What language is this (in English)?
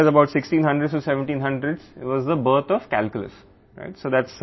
Telugu